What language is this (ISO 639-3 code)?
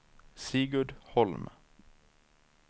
swe